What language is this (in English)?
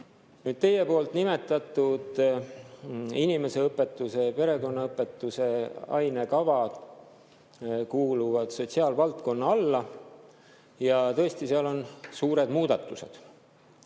Estonian